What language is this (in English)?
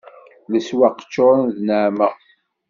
Kabyle